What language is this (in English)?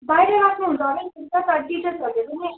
Nepali